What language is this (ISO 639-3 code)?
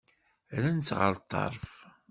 kab